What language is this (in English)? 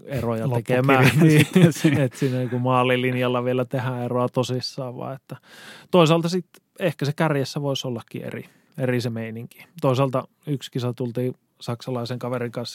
Finnish